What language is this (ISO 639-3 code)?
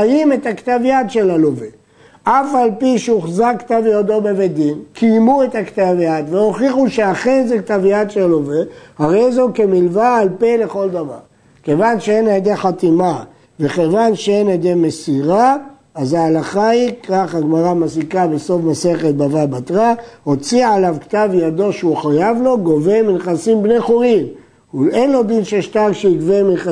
heb